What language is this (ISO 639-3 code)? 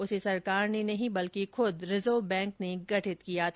hin